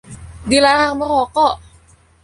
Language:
Indonesian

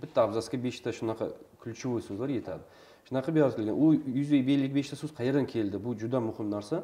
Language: Russian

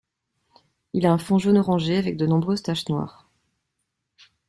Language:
French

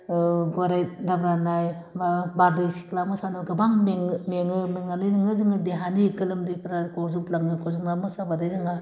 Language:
Bodo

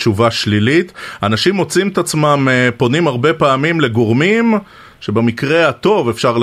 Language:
Hebrew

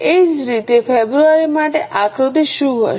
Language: Gujarati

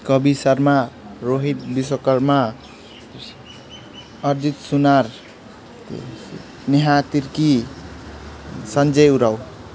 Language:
Nepali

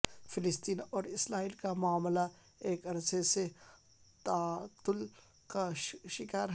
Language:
Urdu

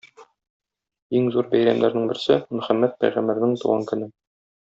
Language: Tatar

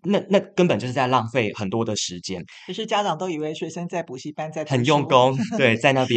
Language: Chinese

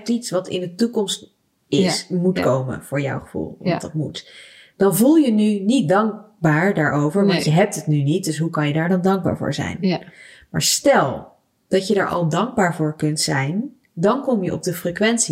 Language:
Dutch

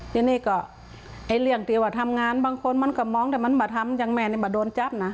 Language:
Thai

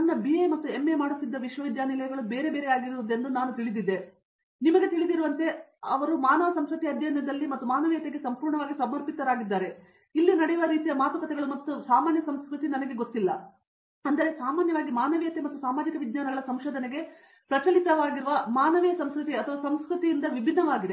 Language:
Kannada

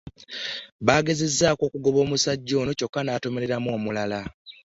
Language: Ganda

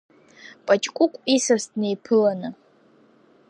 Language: Abkhazian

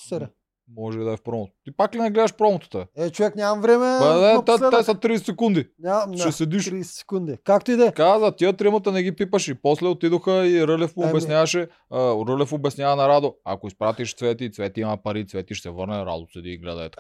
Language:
Bulgarian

